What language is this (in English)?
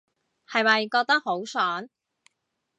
Cantonese